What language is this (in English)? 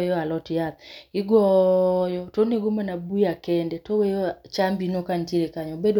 Luo (Kenya and Tanzania)